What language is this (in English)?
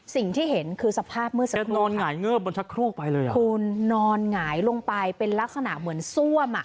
Thai